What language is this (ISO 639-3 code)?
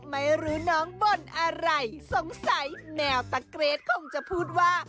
tha